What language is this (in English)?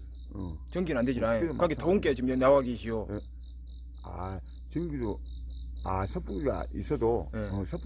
Korean